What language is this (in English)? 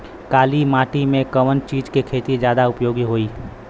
Bhojpuri